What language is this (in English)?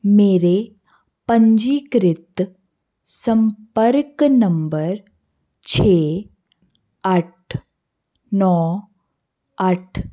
Punjabi